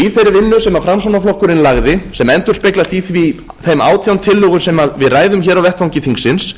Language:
Icelandic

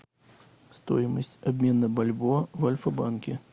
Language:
Russian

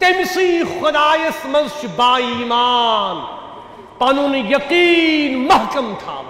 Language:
Arabic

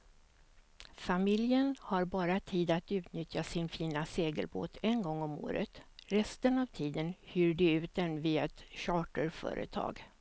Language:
Swedish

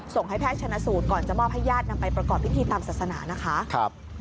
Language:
Thai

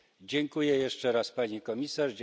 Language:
Polish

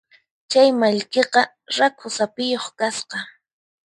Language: Puno Quechua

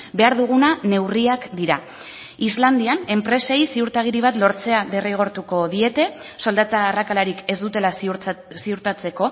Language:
Basque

